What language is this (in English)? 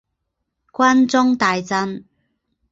Chinese